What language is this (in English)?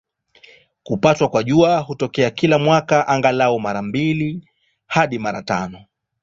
Swahili